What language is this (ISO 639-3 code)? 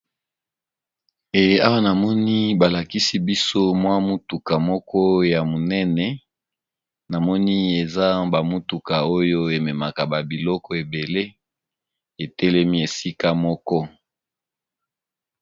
lin